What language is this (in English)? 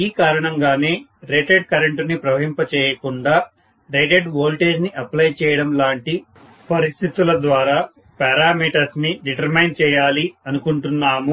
Telugu